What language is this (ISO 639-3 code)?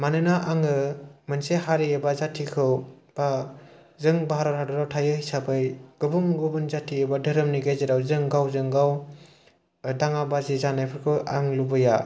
brx